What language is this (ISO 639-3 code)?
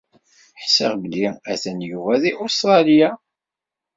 kab